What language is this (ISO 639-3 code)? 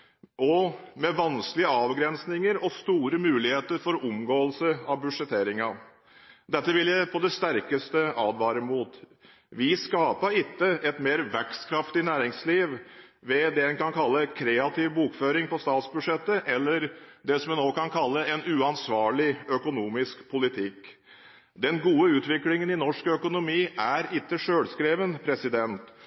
nob